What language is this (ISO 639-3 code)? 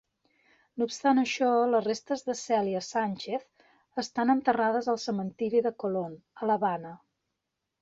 cat